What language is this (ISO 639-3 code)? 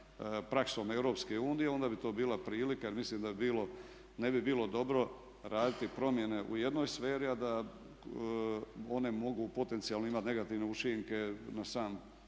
hrv